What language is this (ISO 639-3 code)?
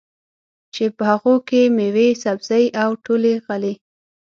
pus